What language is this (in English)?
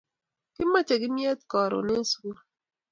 Kalenjin